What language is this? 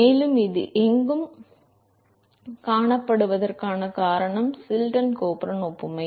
Tamil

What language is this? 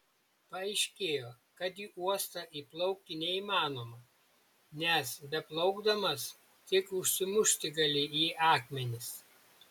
Lithuanian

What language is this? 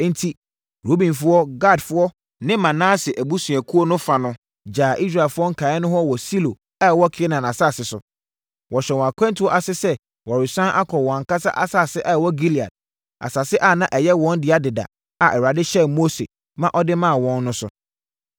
Akan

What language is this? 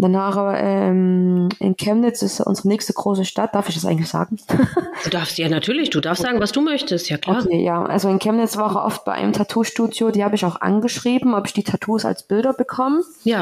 German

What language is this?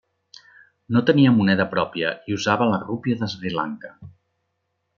Catalan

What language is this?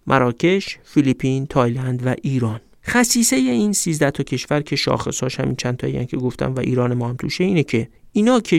Persian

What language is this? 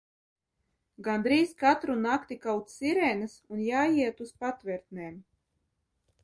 Latvian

